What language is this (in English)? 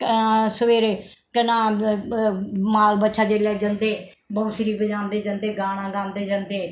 Dogri